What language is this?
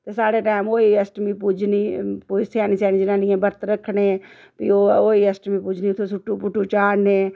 Dogri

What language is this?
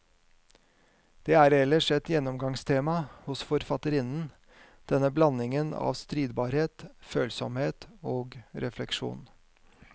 Norwegian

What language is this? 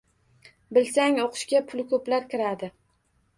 Uzbek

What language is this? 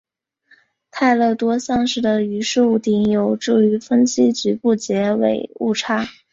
Chinese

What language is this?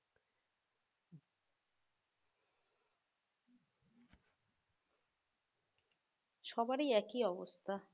Bangla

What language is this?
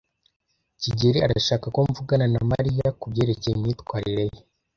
Kinyarwanda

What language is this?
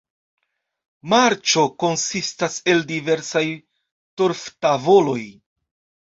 Esperanto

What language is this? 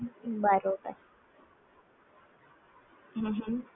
Gujarati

